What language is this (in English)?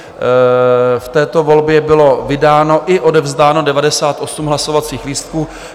Czech